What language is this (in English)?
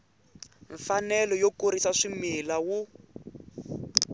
Tsonga